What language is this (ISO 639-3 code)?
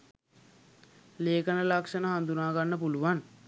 sin